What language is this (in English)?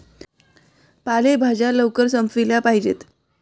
Marathi